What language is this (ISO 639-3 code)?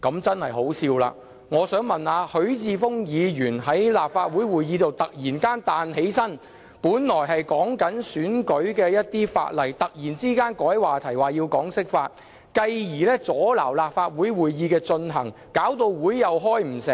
yue